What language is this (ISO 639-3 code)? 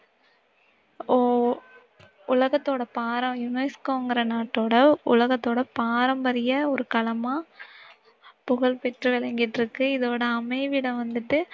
tam